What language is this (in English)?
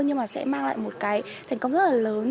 Vietnamese